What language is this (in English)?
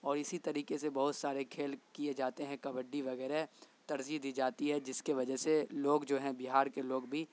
Urdu